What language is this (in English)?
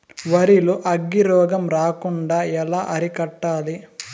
Telugu